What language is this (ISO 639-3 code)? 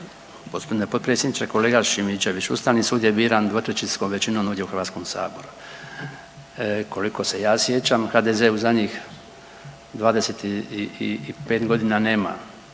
hrv